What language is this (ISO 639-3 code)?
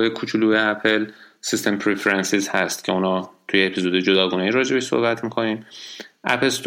fas